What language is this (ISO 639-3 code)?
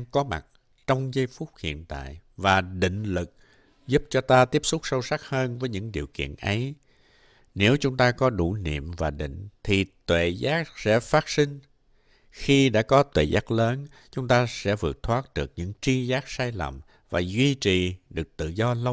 vie